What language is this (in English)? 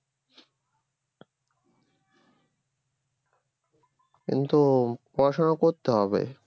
Bangla